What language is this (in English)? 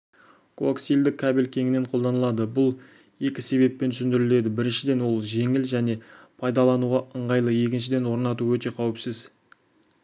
Kazakh